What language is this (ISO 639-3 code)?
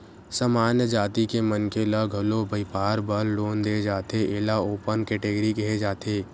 hne